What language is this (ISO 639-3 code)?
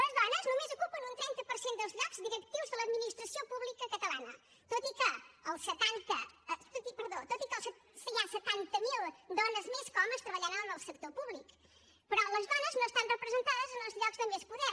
cat